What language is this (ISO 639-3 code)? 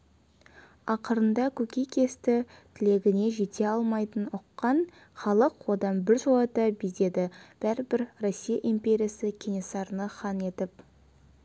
kaz